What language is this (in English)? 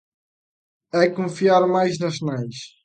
Galician